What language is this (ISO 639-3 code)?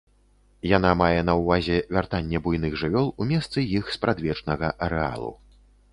bel